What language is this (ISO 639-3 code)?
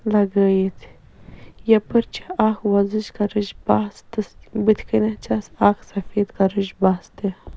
kas